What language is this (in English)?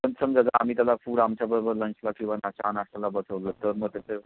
Marathi